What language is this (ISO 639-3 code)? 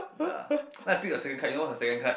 eng